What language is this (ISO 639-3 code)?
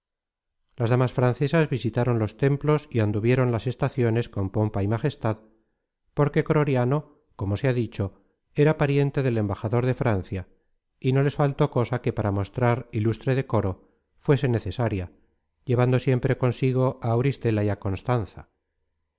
spa